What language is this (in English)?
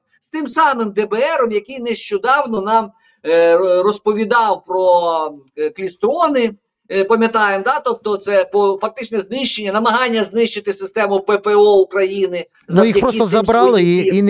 Ukrainian